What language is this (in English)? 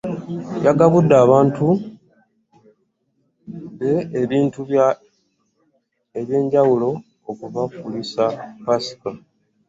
Ganda